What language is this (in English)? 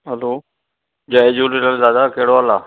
Sindhi